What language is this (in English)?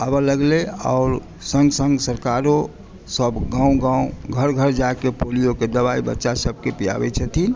Maithili